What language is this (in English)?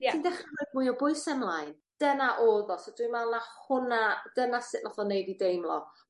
Welsh